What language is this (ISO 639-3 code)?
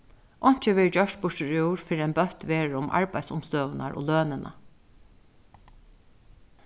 fao